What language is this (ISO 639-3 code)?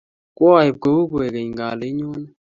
kln